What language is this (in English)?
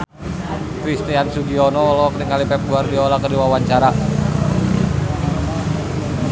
Sundanese